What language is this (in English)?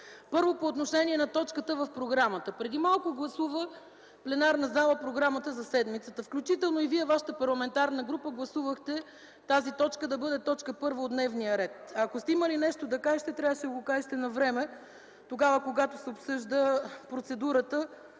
Bulgarian